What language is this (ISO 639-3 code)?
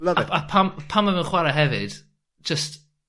cym